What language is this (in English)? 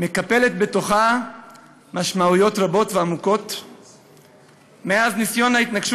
Hebrew